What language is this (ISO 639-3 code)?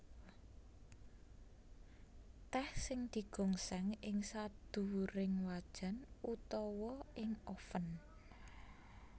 jav